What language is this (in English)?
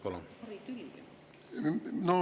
Estonian